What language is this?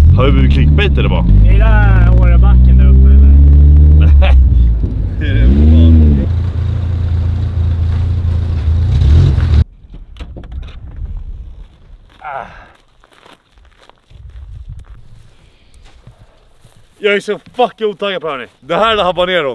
Swedish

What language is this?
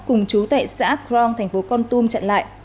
Vietnamese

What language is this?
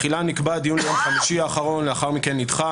Hebrew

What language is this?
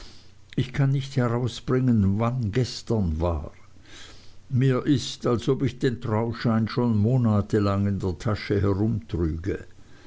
German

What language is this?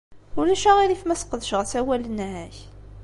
Kabyle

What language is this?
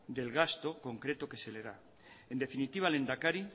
Spanish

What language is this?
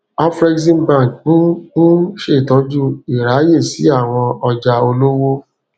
Yoruba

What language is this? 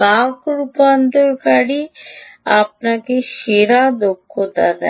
Bangla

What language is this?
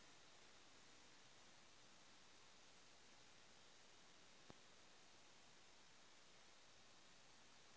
Magahi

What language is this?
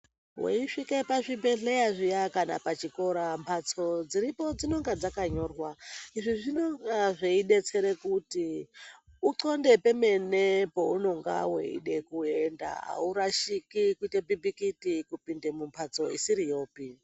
Ndau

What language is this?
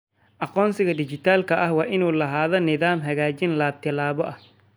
Somali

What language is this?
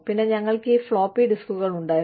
Malayalam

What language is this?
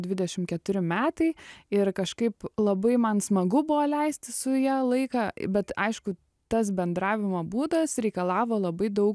Lithuanian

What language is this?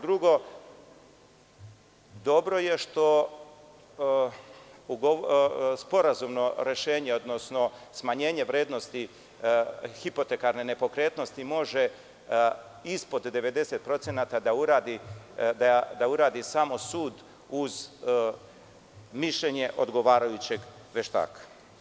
Serbian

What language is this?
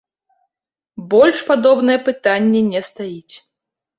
Belarusian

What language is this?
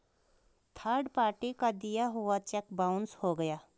Hindi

